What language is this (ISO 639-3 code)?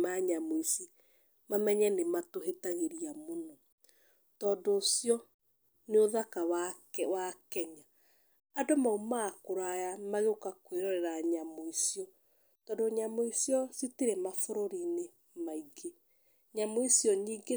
kik